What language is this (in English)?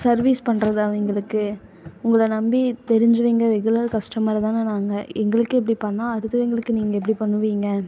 Tamil